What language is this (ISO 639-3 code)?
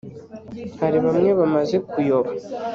kin